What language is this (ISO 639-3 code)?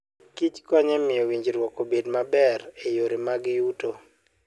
luo